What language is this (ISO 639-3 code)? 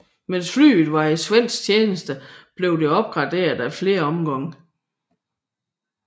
dan